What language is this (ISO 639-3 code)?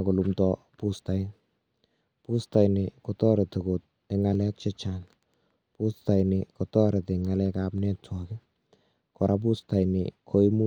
kln